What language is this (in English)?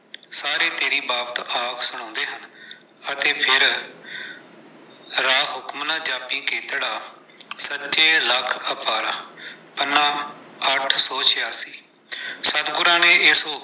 Punjabi